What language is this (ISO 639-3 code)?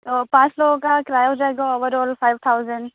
urd